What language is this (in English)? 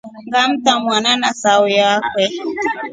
Rombo